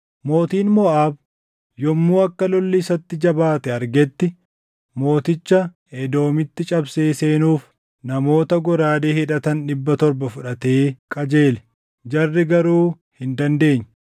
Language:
Oromo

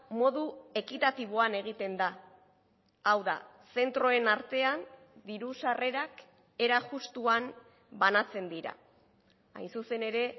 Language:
Basque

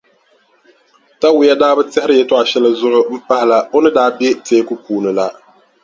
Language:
Dagbani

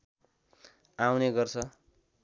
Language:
Nepali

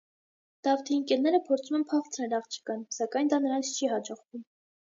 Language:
Armenian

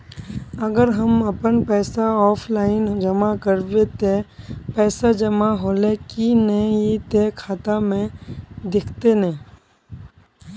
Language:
Magahi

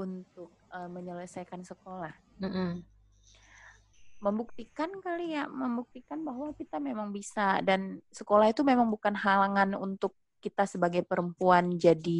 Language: Indonesian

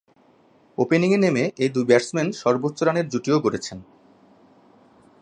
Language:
Bangla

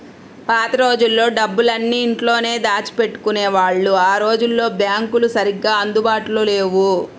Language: Telugu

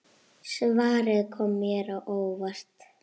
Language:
Icelandic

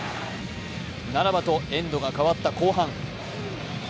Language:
Japanese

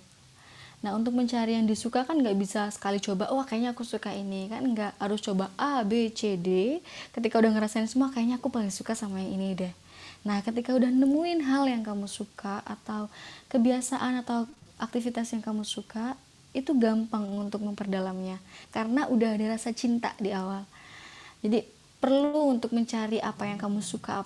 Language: Indonesian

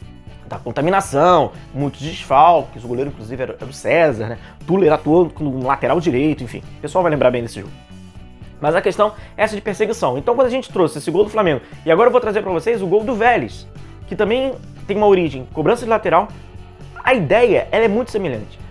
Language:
Portuguese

